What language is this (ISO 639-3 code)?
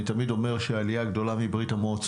heb